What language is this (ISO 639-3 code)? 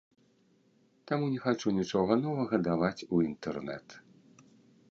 bel